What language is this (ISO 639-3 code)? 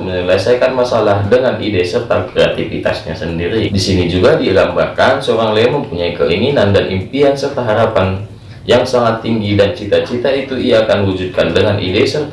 ind